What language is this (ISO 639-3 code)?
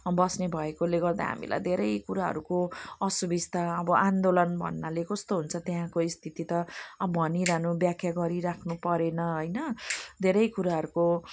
nep